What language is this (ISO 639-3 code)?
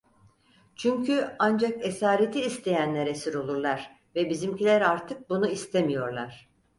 tur